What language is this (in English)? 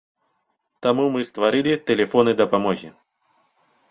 Belarusian